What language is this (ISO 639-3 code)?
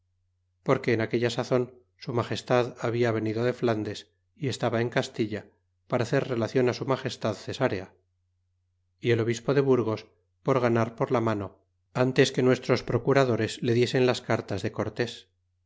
spa